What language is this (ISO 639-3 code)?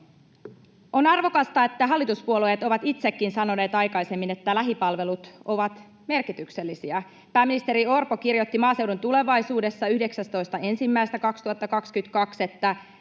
fin